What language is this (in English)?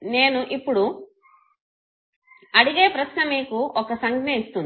Telugu